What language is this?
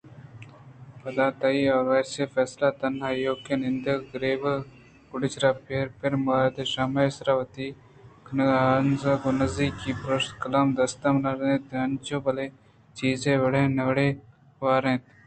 Eastern Balochi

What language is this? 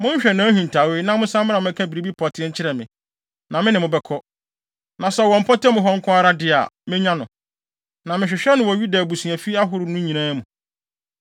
Akan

